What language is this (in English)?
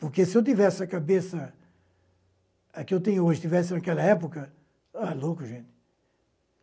Portuguese